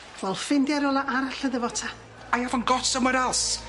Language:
Welsh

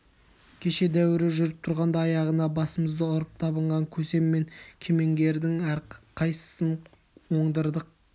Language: Kazakh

